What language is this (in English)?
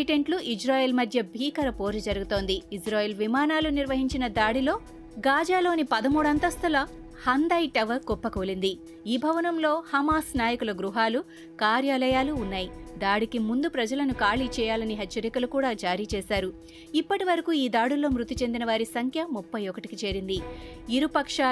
Telugu